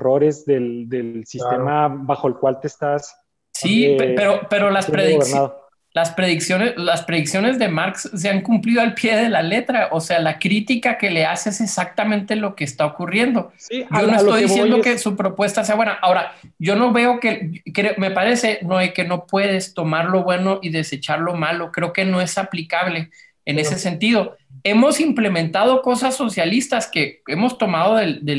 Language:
Spanish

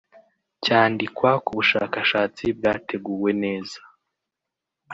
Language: Kinyarwanda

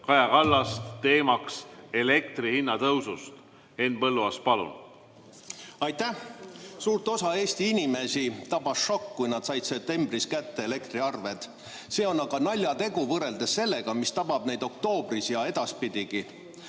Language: Estonian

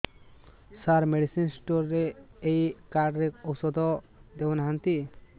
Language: Odia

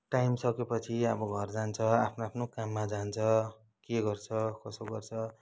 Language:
Nepali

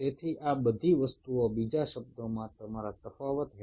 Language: Bangla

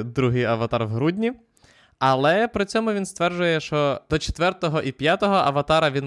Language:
Ukrainian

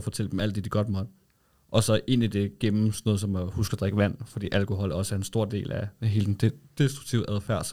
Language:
Danish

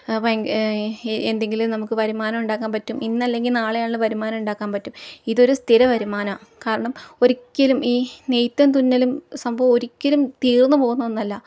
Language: Malayalam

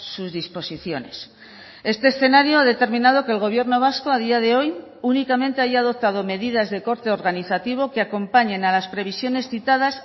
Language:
Spanish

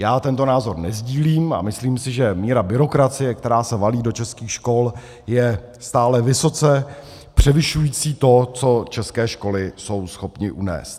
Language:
Czech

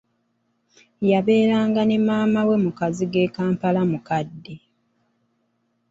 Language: Ganda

